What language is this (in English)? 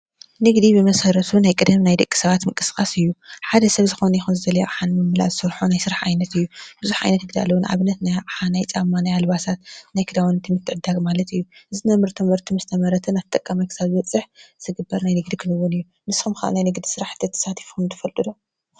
Tigrinya